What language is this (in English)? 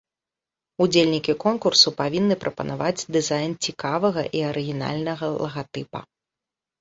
Belarusian